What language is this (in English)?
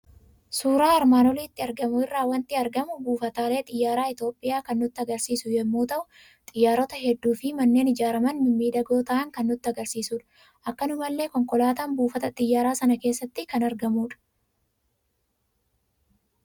Oromo